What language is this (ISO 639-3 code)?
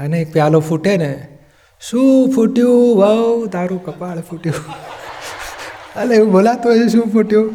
guj